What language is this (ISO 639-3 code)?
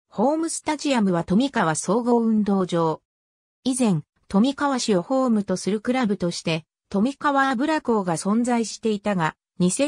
jpn